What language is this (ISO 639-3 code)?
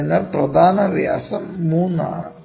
mal